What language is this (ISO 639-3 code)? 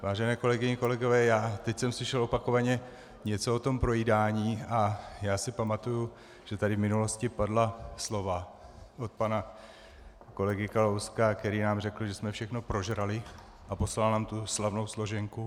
ces